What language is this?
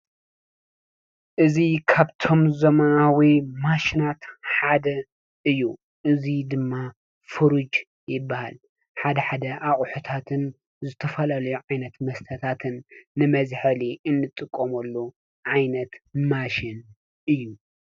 Tigrinya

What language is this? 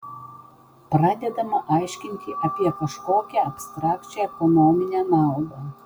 Lithuanian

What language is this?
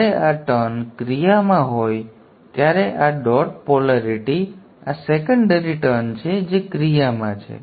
Gujarati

